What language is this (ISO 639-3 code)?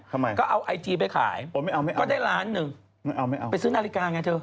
tha